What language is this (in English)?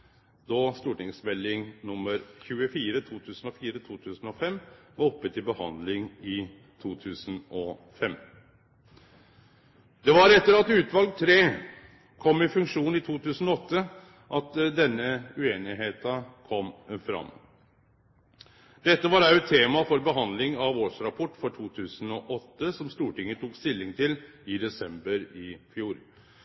Norwegian Nynorsk